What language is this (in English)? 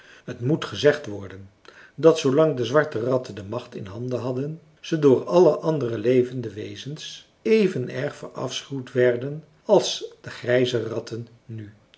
Dutch